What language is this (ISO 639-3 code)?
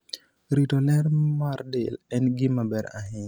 luo